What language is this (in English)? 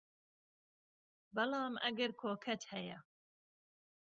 Central Kurdish